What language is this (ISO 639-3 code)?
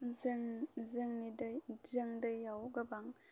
brx